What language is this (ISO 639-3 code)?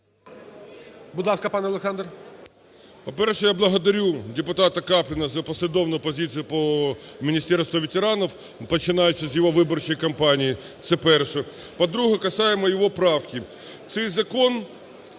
ukr